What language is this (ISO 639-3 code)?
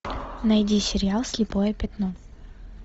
rus